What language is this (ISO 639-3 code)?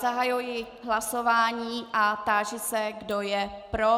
ces